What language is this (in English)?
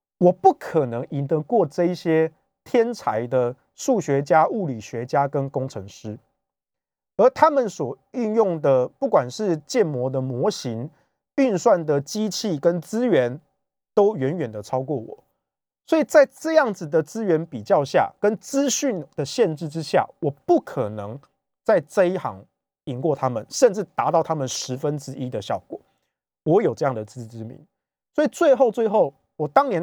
Chinese